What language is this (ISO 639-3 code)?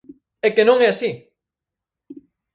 glg